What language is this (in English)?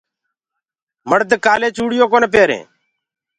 Gurgula